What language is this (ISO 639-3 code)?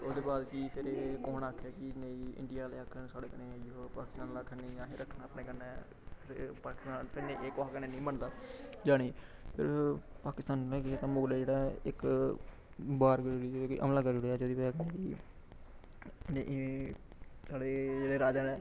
doi